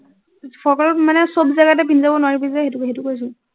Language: Assamese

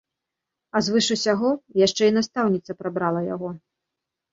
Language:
Belarusian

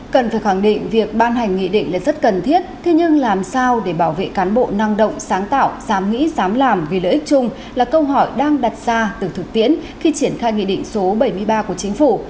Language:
Vietnamese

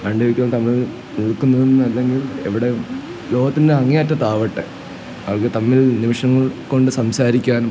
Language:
Malayalam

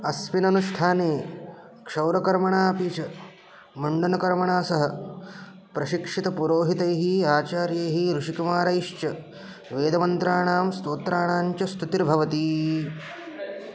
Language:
Sanskrit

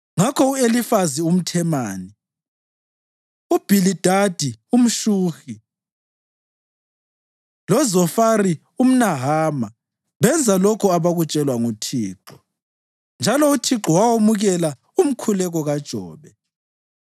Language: North Ndebele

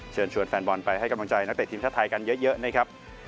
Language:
Thai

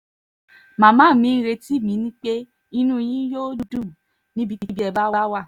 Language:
Yoruba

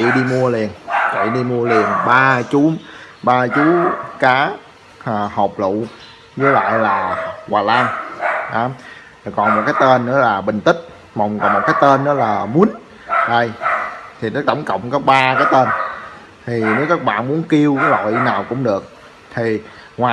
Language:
Vietnamese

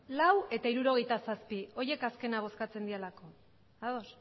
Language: Basque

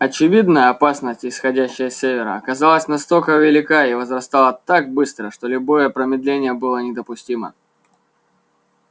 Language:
Russian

